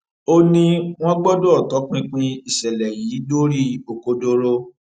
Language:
Yoruba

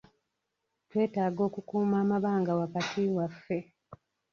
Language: Ganda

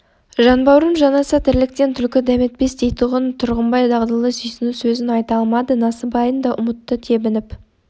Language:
Kazakh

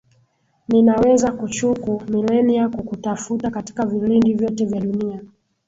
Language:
Swahili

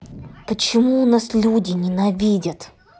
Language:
Russian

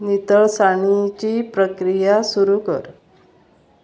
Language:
Konkani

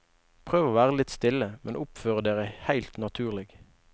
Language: Norwegian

